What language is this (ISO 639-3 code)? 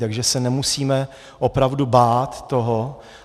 ces